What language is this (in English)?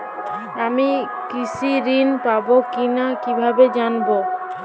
Bangla